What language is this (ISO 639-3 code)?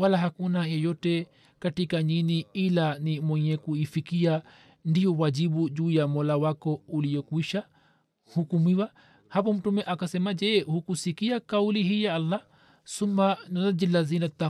swa